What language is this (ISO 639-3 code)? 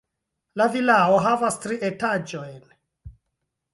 epo